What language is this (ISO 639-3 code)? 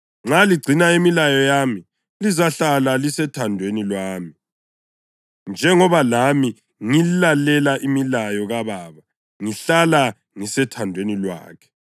nde